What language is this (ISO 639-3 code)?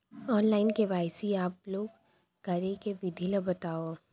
hne